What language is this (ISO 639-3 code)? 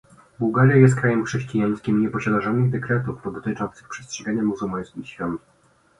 pol